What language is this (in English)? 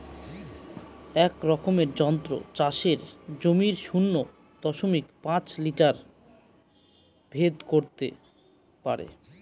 Bangla